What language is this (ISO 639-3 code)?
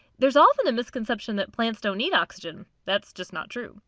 eng